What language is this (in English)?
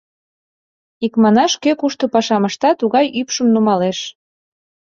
Mari